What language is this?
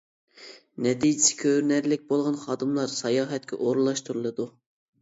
Uyghur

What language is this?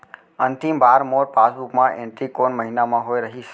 Chhattisgarhi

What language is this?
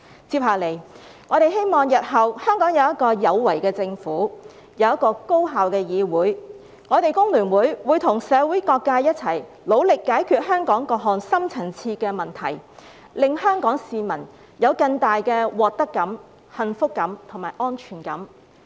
Cantonese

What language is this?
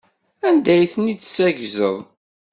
Kabyle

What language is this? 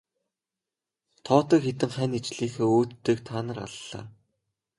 Mongolian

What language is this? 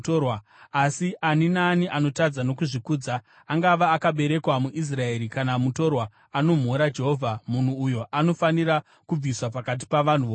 Shona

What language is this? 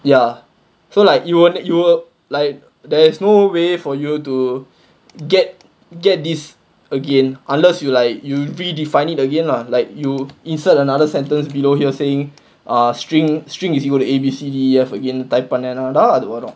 English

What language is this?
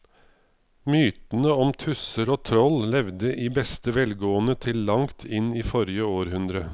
Norwegian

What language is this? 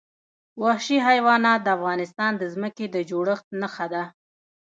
Pashto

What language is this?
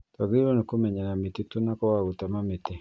Kikuyu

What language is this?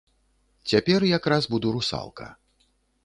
Belarusian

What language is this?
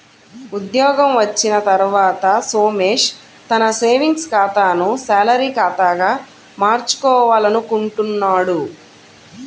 Telugu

